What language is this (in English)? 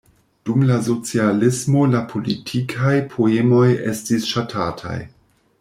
Esperanto